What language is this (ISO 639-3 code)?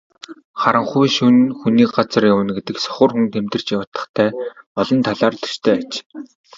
mon